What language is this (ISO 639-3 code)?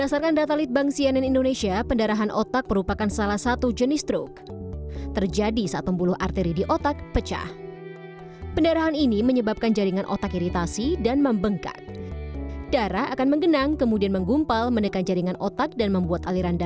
ind